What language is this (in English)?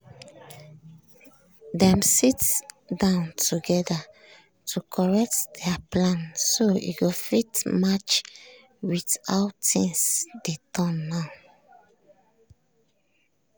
Nigerian Pidgin